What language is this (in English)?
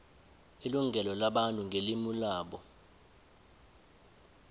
South Ndebele